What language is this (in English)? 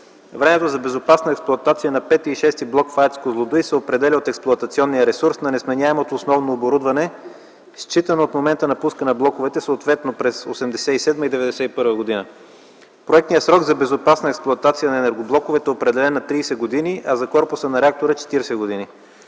Bulgarian